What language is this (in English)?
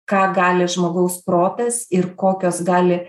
Lithuanian